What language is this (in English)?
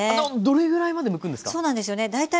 Japanese